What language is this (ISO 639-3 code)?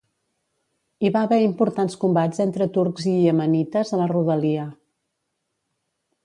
cat